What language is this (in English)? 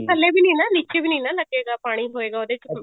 Punjabi